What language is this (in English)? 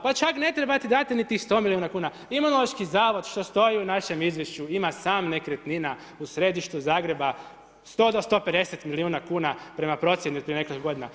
Croatian